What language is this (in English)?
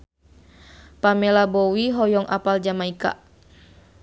Sundanese